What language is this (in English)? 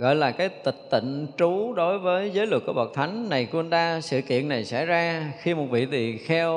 Vietnamese